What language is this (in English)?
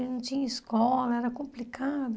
Portuguese